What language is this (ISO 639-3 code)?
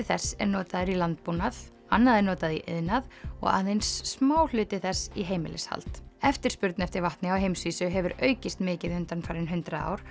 isl